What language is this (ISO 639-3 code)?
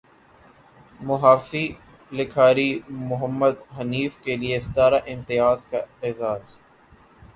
urd